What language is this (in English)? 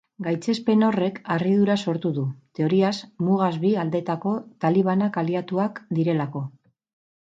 Basque